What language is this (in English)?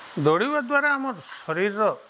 Odia